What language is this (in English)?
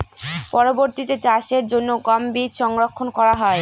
Bangla